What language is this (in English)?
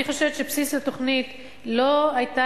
Hebrew